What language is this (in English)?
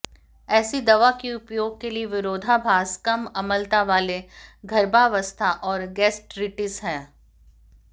Hindi